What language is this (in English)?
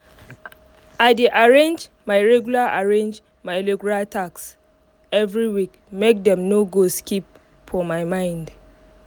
Nigerian Pidgin